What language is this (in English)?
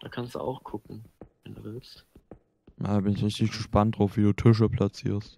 German